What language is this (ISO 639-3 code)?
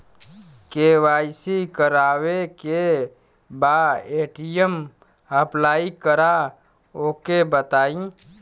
bho